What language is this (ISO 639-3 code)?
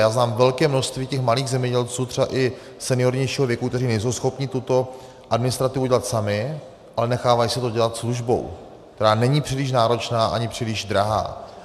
ces